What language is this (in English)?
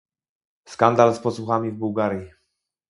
Polish